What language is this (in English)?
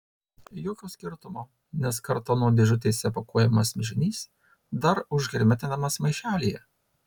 Lithuanian